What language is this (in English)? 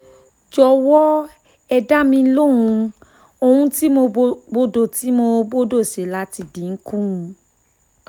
Yoruba